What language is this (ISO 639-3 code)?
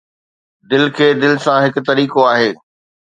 snd